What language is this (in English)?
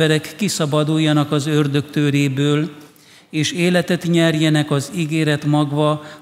Hungarian